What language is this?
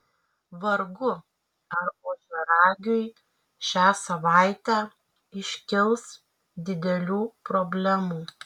Lithuanian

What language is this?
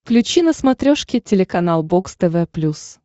Russian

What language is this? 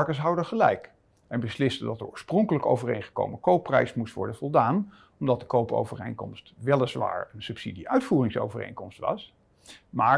Dutch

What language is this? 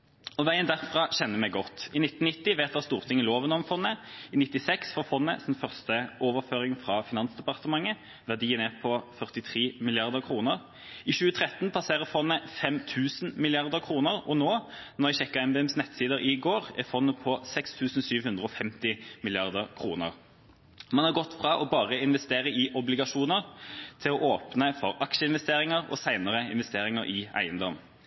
Norwegian Bokmål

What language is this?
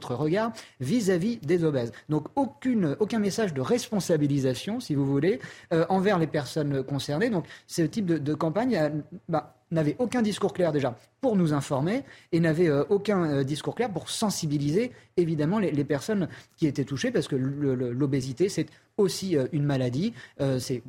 French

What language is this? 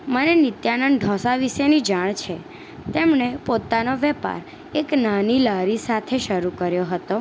Gujarati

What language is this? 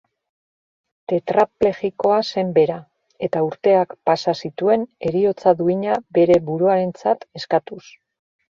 Basque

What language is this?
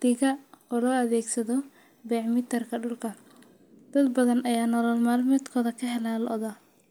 Somali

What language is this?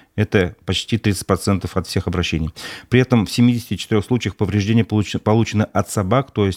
Russian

